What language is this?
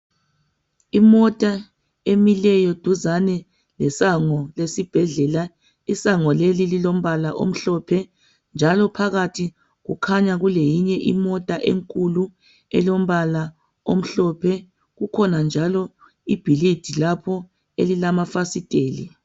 North Ndebele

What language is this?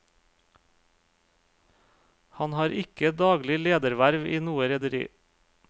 Norwegian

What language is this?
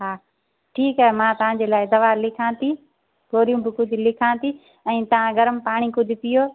Sindhi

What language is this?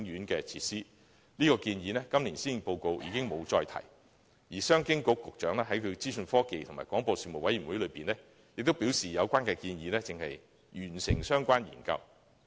Cantonese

